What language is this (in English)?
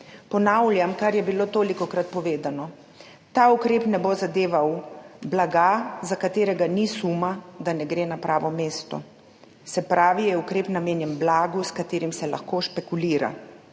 Slovenian